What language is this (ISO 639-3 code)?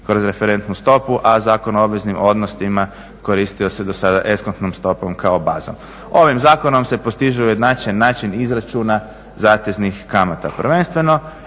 hrv